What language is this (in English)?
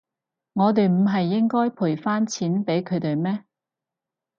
Cantonese